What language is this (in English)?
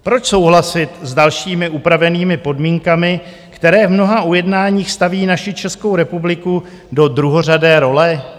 Czech